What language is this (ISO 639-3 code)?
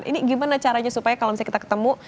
ind